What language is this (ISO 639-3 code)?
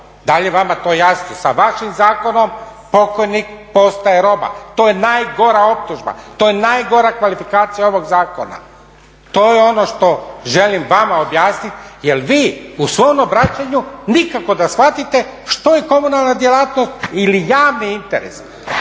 hrv